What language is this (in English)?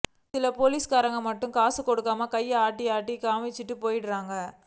Tamil